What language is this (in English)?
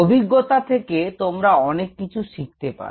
Bangla